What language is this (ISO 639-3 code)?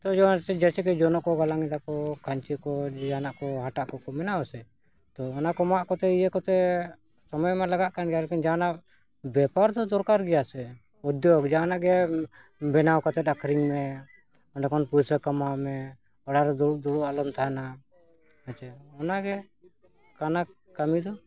sat